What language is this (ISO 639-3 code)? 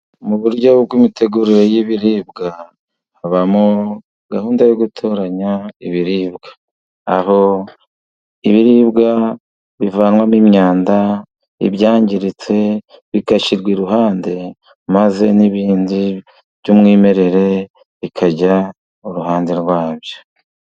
kin